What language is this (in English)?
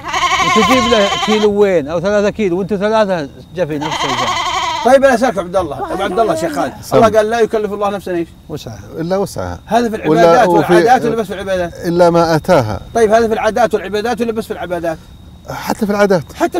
Arabic